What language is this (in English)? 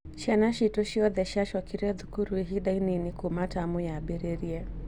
Kikuyu